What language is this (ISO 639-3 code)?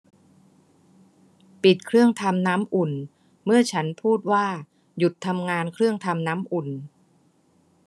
tha